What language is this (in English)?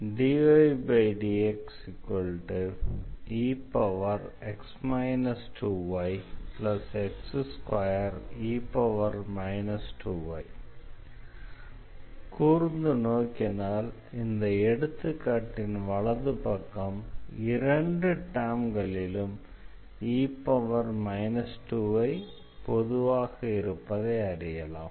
Tamil